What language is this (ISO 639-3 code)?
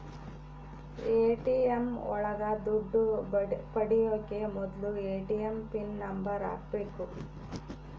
kan